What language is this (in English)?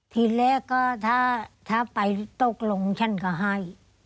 Thai